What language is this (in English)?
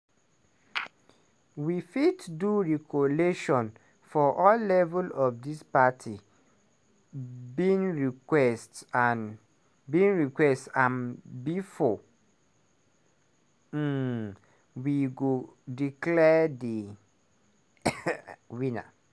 Nigerian Pidgin